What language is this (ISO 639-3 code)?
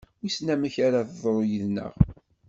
kab